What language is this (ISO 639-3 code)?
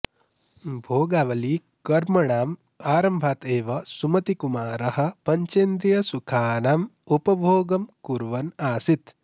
san